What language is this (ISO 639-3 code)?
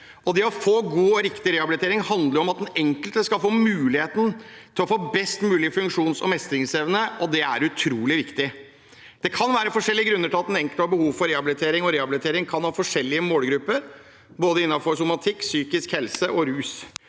nor